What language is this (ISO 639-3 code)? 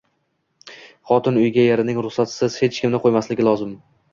uzb